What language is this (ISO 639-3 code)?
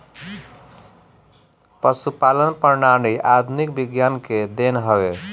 bho